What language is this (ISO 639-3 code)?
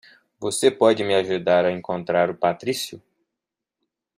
por